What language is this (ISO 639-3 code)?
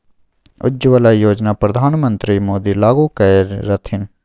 mai